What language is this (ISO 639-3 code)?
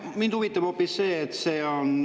est